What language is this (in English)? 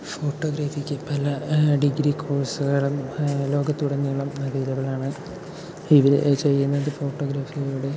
Malayalam